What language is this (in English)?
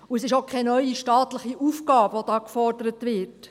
Swiss German